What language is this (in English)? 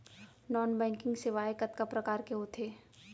Chhattisgarhi